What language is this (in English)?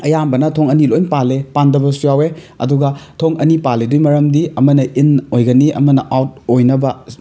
Manipuri